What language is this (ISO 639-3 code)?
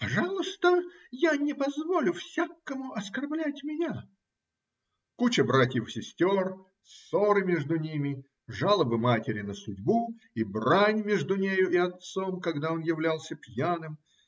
rus